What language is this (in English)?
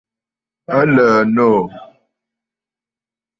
Bafut